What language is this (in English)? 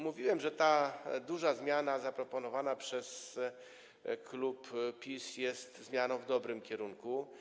Polish